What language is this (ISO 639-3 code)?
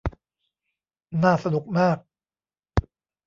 tha